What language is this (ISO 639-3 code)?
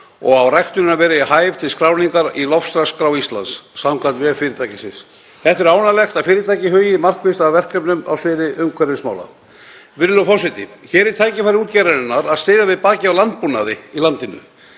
isl